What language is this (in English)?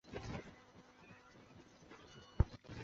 Chinese